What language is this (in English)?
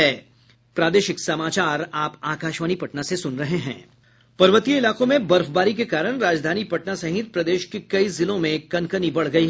Hindi